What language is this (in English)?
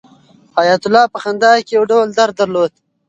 Pashto